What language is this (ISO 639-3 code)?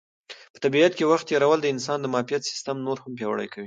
pus